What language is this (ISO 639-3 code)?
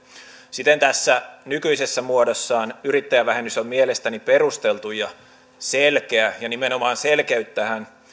fin